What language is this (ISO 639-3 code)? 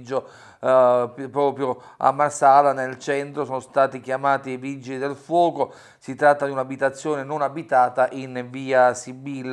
ita